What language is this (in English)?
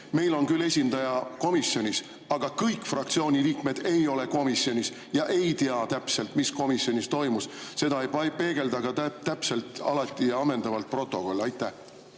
Estonian